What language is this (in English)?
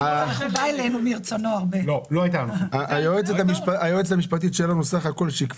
Hebrew